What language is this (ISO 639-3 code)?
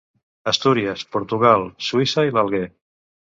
cat